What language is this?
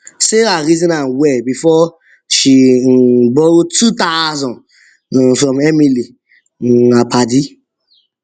Nigerian Pidgin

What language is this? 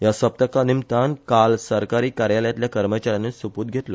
Konkani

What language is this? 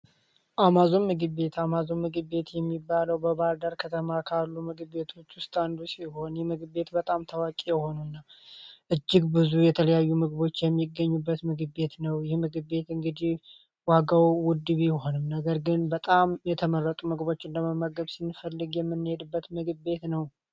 Amharic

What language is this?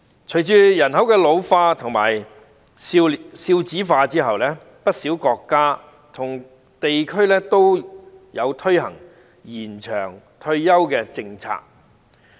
Cantonese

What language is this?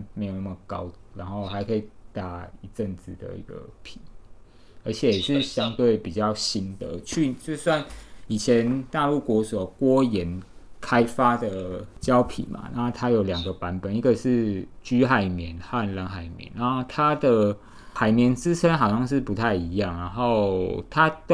Chinese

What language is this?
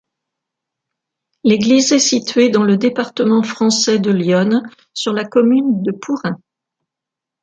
French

